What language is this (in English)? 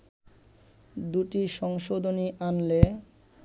Bangla